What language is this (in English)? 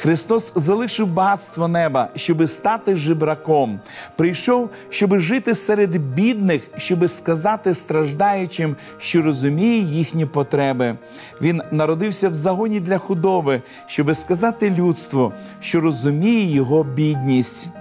Ukrainian